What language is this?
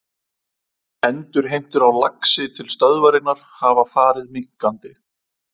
Icelandic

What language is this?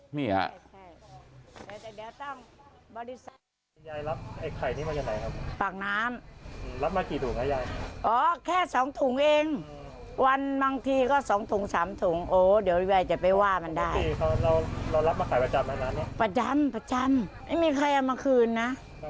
Thai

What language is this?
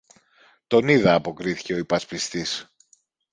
Greek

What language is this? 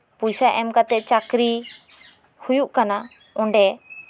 Santali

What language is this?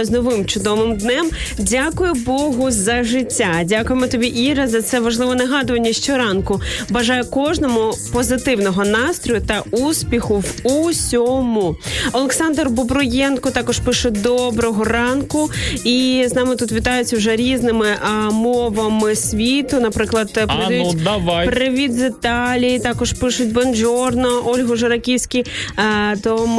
Ukrainian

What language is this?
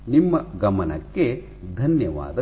Kannada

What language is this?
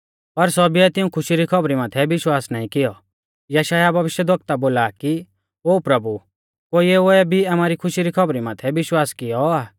Mahasu Pahari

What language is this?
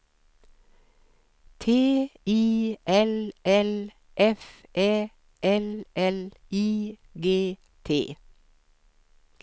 Swedish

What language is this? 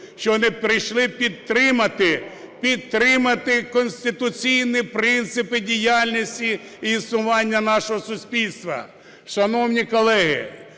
Ukrainian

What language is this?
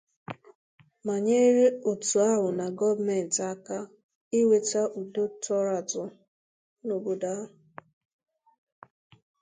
Igbo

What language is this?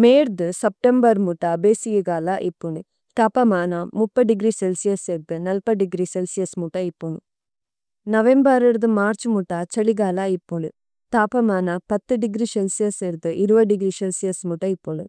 Tulu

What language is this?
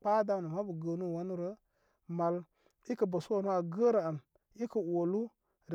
Koma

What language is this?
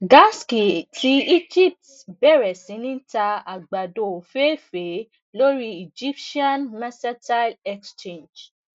Yoruba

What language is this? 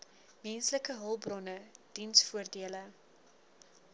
Afrikaans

